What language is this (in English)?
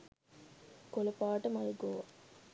Sinhala